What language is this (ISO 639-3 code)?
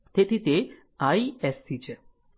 guj